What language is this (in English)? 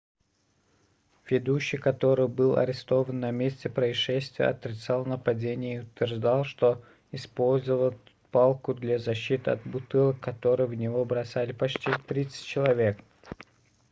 Russian